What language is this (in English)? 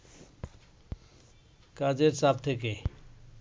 Bangla